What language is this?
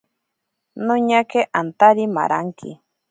Ashéninka Perené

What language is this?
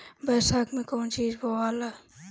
Bhojpuri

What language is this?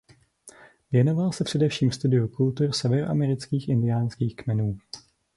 Czech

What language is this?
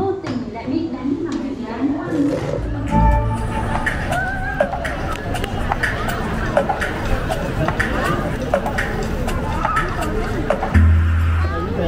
Vietnamese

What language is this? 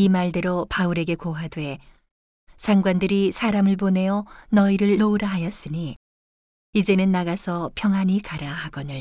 Korean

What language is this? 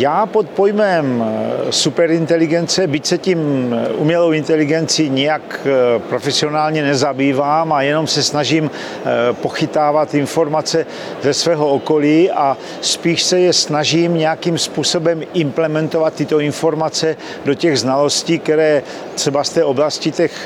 Czech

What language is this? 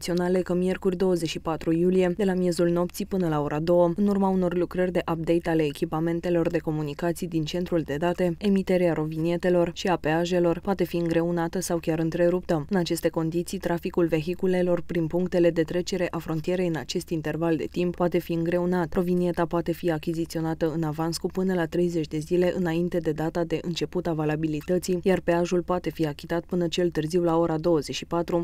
Romanian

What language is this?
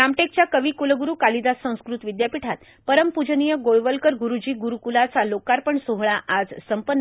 Marathi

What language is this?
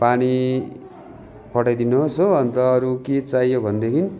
Nepali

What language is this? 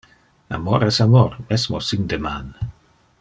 Interlingua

